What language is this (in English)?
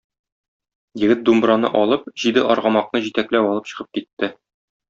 Tatar